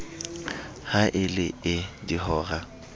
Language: Southern Sotho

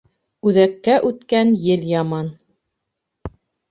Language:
Bashkir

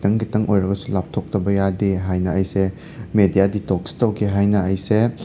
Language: Manipuri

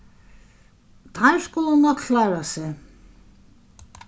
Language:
Faroese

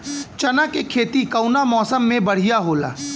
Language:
Bhojpuri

